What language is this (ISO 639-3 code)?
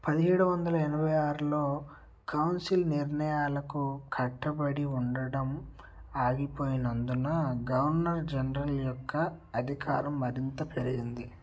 tel